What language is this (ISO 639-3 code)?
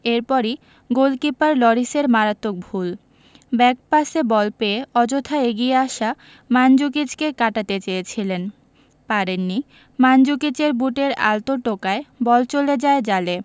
ben